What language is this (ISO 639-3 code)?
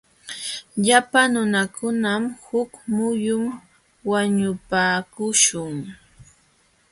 qxw